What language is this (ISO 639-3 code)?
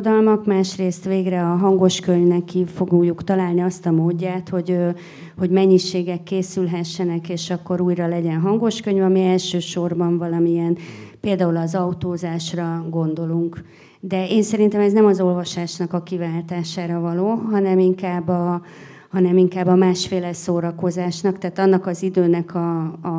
hun